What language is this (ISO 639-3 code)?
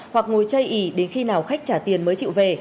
vie